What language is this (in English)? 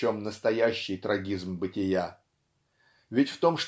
Russian